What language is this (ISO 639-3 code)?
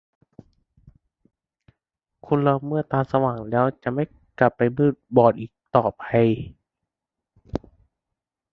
tha